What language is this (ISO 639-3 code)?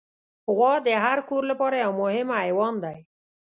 pus